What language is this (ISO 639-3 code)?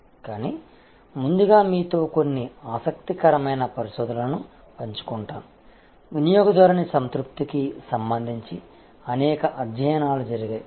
tel